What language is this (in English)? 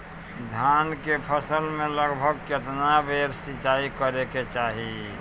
Bhojpuri